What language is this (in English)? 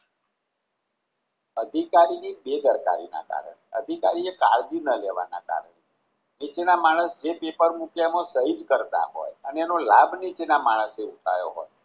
Gujarati